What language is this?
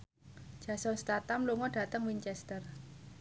Javanese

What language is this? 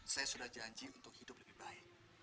Indonesian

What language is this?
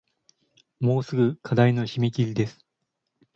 Japanese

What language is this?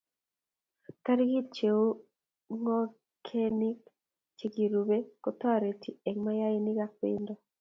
Kalenjin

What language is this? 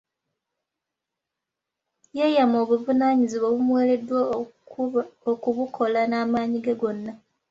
Ganda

